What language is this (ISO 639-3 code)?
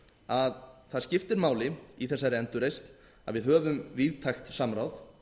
isl